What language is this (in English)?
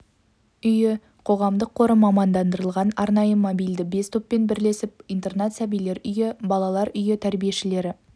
Kazakh